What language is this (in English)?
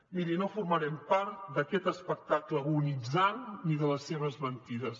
Catalan